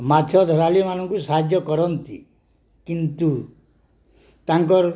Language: Odia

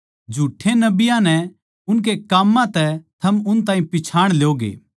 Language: Haryanvi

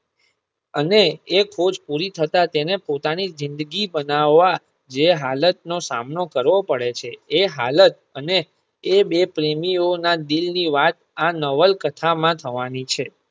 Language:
Gujarati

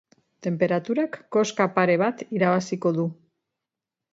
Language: Basque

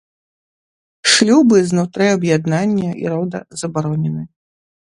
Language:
Belarusian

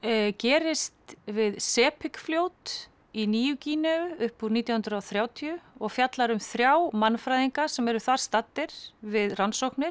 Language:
Icelandic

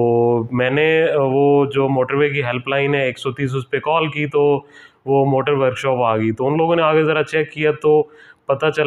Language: Hindi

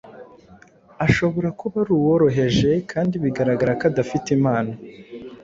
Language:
Kinyarwanda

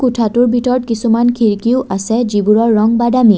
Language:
Assamese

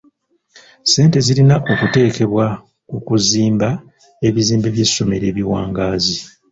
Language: Ganda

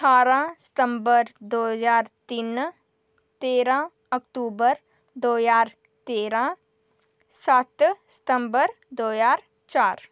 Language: Dogri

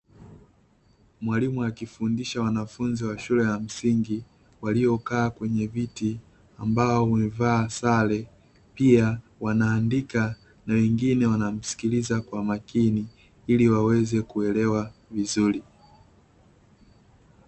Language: Swahili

